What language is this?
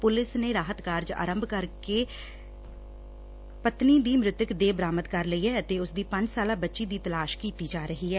Punjabi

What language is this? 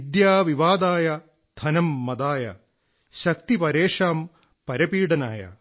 Malayalam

